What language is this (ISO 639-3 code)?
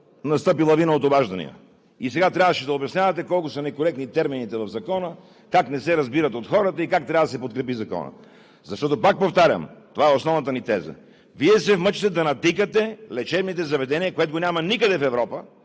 bul